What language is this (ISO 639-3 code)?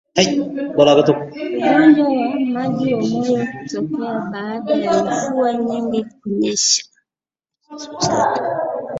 swa